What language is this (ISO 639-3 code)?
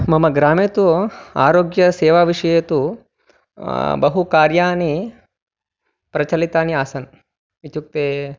san